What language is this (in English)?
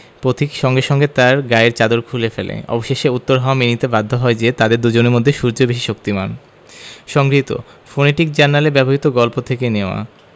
Bangla